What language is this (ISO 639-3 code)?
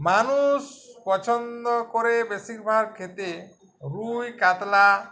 ben